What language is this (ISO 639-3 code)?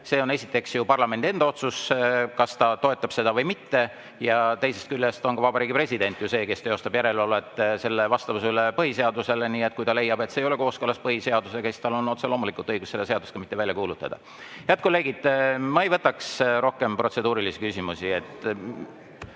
est